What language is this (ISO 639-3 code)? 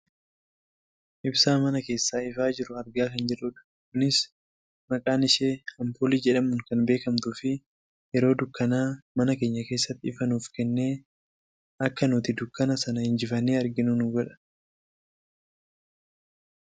orm